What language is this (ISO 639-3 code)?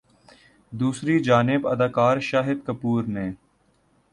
urd